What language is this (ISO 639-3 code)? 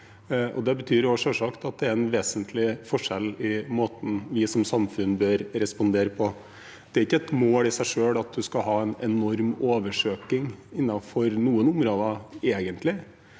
nor